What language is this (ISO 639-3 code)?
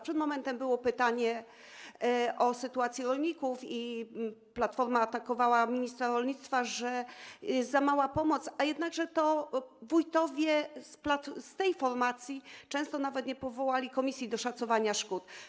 pol